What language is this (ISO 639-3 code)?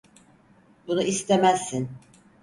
tur